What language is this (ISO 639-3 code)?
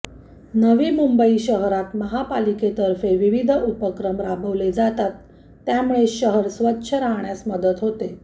mar